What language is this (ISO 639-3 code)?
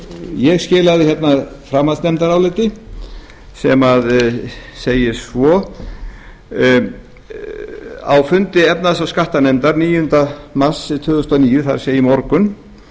isl